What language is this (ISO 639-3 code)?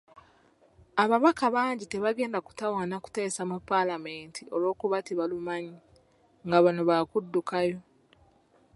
lug